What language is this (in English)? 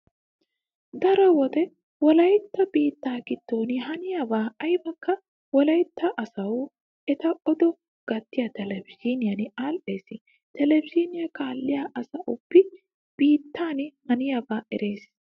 Wolaytta